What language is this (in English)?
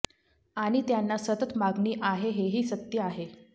Marathi